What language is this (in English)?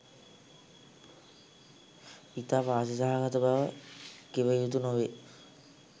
Sinhala